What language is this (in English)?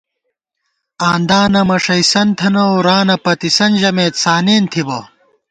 Gawar-Bati